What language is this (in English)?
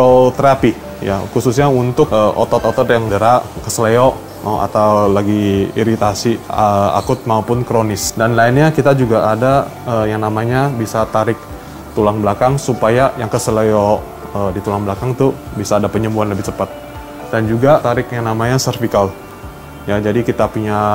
Indonesian